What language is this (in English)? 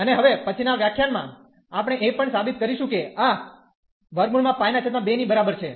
Gujarati